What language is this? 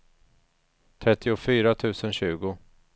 Swedish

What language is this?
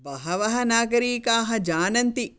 Sanskrit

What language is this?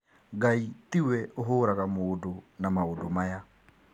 Kikuyu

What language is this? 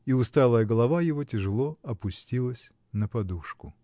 Russian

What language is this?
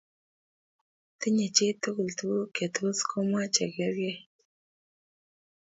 Kalenjin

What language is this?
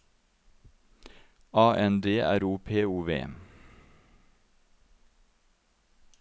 Norwegian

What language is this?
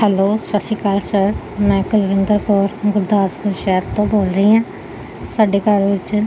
Punjabi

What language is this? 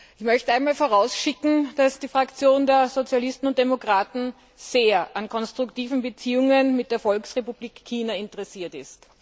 German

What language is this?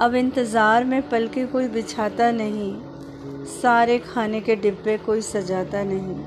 Hindi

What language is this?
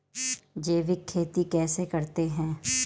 Hindi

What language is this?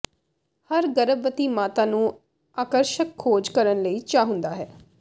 Punjabi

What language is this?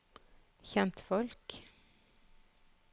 Norwegian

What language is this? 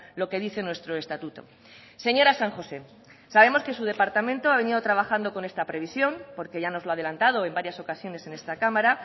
Spanish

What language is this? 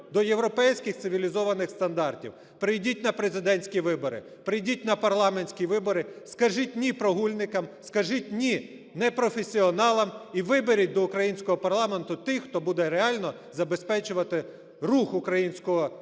Ukrainian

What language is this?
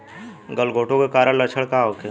Bhojpuri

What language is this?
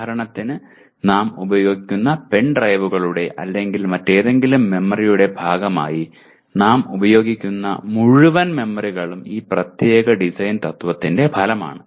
Malayalam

